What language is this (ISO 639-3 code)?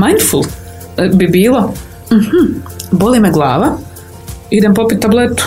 hrv